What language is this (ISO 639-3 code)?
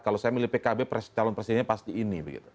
ind